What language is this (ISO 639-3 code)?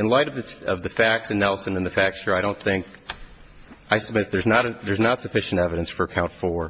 eng